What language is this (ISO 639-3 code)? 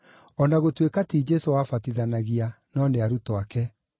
kik